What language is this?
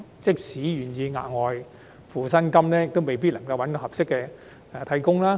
Cantonese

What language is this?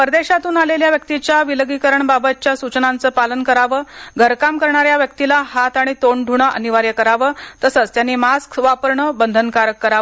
Marathi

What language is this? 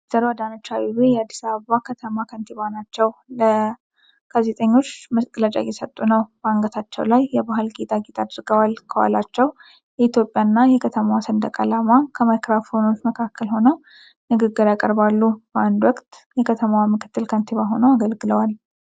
Amharic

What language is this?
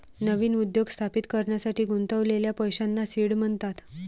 Marathi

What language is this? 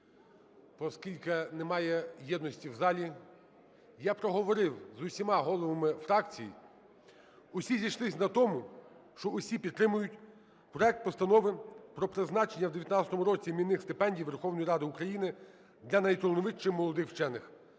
Ukrainian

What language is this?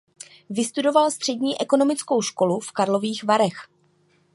Czech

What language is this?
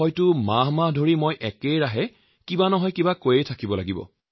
Assamese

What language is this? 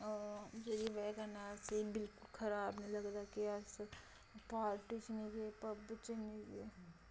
Dogri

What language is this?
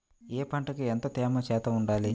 Telugu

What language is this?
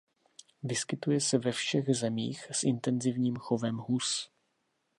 Czech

